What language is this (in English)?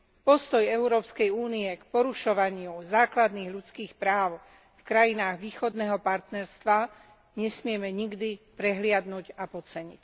Slovak